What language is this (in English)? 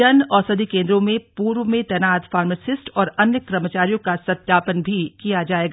Hindi